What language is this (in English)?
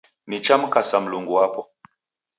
Taita